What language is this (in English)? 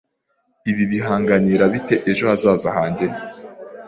Kinyarwanda